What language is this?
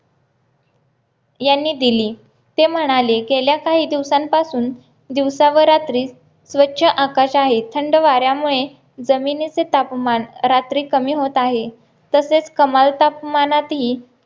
Marathi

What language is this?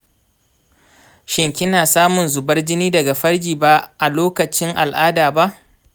Hausa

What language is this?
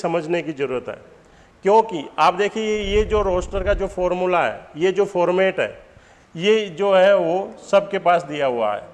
Hindi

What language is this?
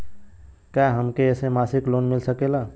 Bhojpuri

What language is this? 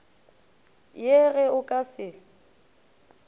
Northern Sotho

